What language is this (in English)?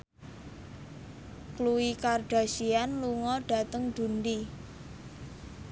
Javanese